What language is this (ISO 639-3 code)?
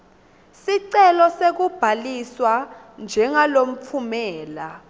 ssw